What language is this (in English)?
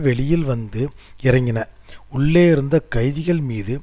Tamil